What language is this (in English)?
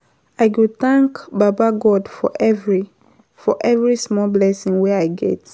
Nigerian Pidgin